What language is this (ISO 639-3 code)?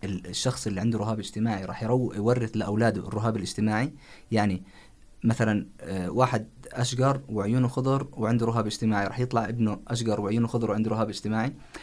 ara